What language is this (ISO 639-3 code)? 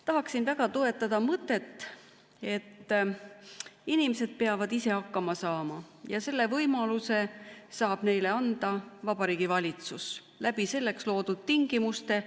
est